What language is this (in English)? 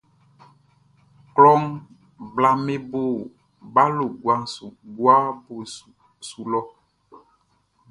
Baoulé